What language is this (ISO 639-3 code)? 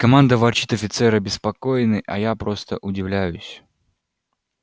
rus